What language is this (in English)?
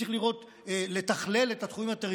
Hebrew